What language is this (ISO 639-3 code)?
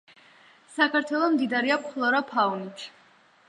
kat